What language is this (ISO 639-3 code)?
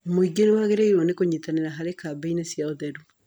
kik